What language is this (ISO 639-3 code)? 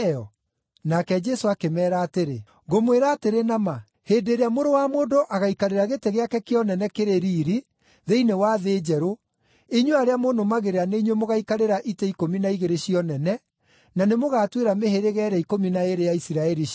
kik